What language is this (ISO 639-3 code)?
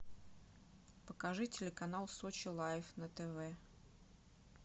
rus